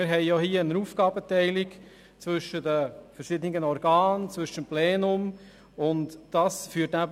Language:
Swiss German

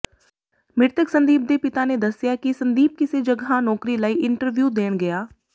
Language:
Punjabi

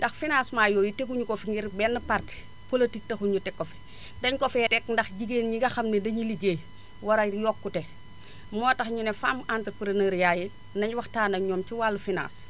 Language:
Wolof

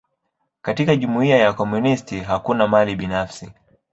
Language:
Swahili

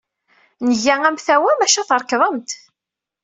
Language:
Kabyle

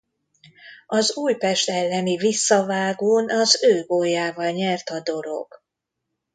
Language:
Hungarian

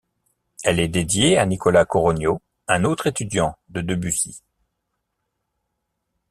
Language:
French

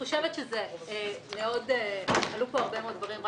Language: Hebrew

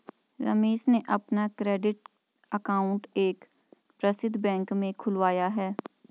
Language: Hindi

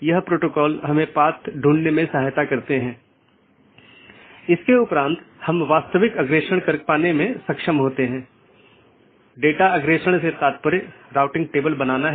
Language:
Hindi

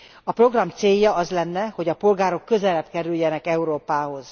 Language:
Hungarian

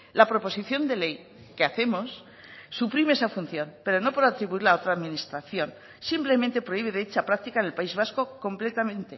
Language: Spanish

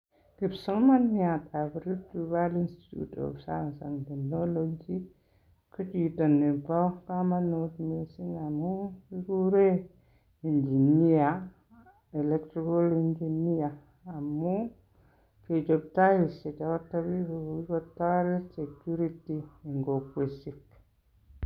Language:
Kalenjin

